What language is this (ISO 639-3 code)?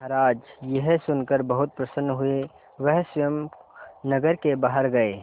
hin